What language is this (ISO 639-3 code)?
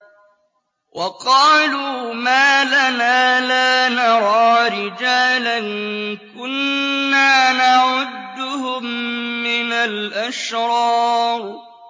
ara